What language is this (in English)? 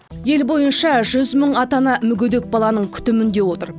Kazakh